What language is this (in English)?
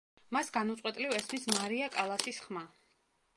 Georgian